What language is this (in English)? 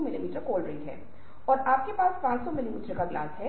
Hindi